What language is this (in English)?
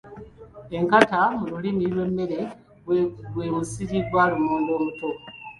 Ganda